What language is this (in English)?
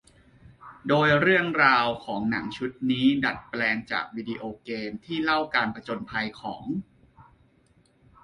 Thai